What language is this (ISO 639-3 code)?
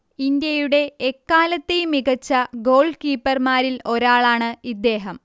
mal